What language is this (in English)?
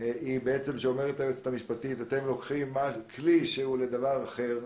Hebrew